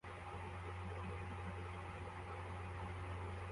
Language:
Kinyarwanda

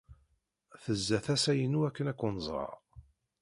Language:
Kabyle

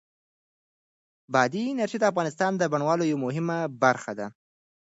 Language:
Pashto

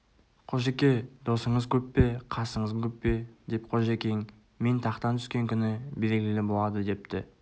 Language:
Kazakh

